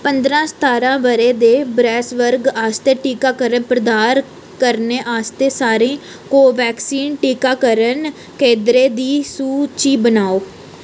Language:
Dogri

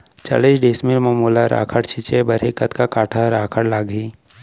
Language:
Chhattisgarhi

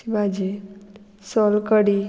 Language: Konkani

